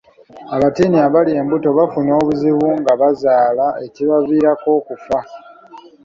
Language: Ganda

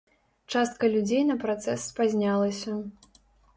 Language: Belarusian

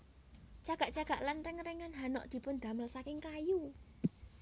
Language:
Javanese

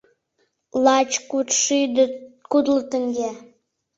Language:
Mari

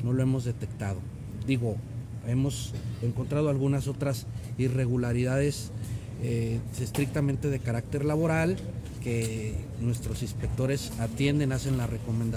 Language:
Spanish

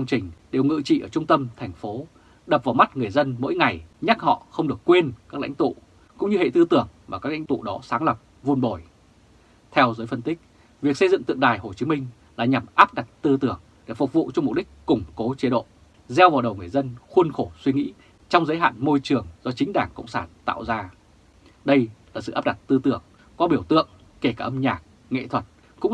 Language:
Vietnamese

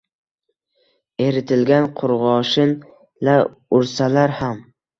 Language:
Uzbek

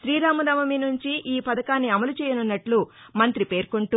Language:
Telugu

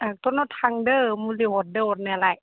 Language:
Bodo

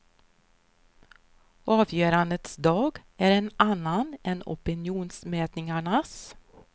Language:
Swedish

